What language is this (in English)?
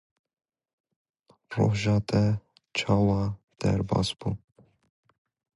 English